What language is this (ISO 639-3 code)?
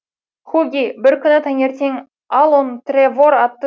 kaz